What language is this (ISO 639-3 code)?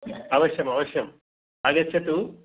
san